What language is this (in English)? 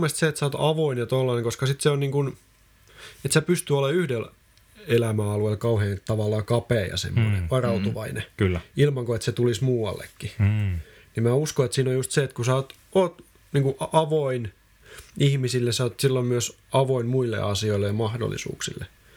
Finnish